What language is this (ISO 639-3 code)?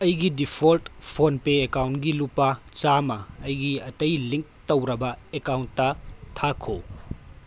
mni